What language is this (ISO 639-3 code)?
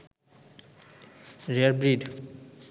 ben